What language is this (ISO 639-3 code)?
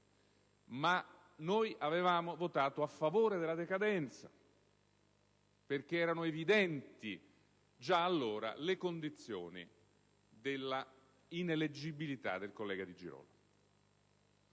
ita